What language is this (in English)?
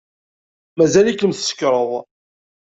Kabyle